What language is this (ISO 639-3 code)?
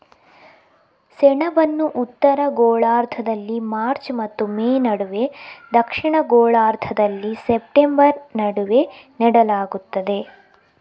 kan